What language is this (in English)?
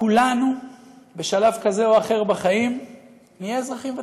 Hebrew